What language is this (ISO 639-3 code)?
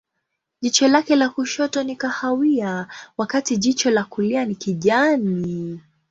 swa